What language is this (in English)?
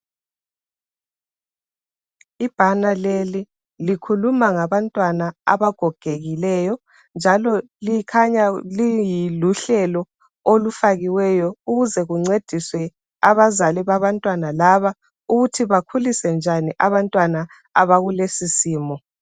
North Ndebele